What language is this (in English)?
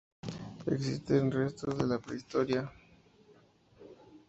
Spanish